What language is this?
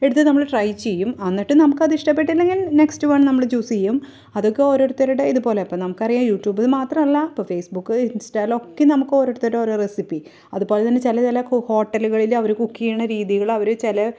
Malayalam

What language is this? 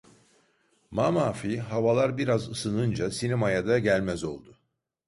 Turkish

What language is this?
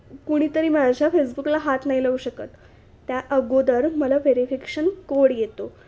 Marathi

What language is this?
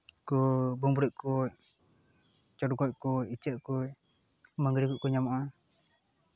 Santali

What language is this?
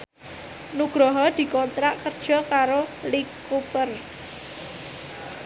Javanese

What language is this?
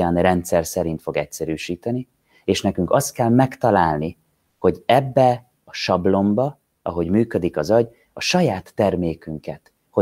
Hungarian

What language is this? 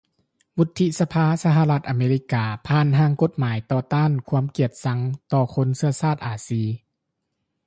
Lao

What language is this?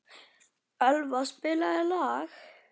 Icelandic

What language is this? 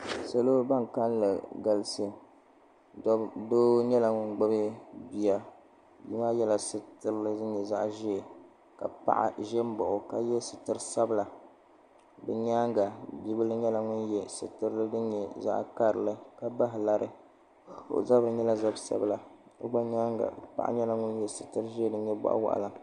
Dagbani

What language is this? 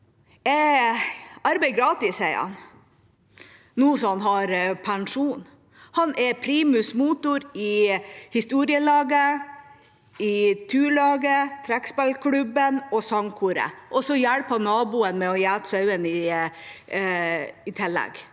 Norwegian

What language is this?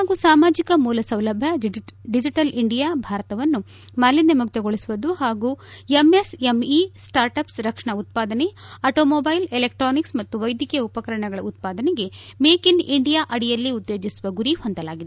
Kannada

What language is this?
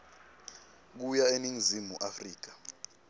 Swati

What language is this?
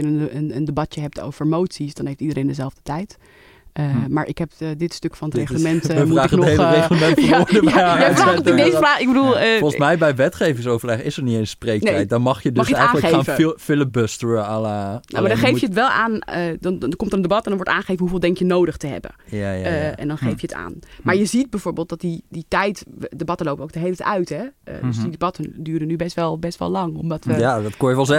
Dutch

